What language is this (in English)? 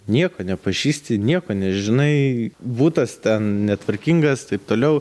Lithuanian